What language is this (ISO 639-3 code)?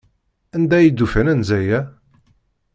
kab